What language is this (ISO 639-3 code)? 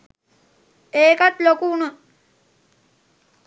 sin